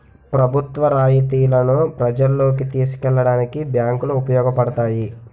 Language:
Telugu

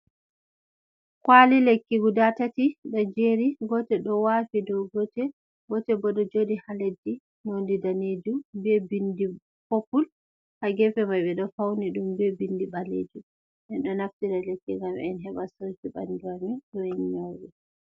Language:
Fula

